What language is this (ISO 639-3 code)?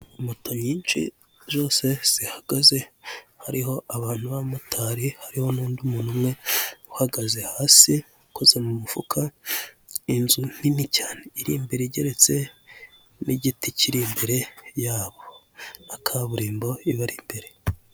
kin